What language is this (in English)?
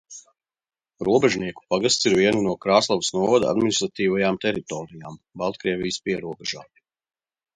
Latvian